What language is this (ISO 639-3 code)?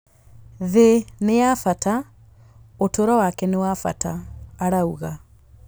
kik